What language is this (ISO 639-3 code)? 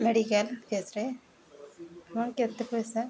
ori